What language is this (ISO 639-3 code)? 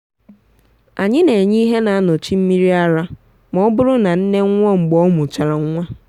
ibo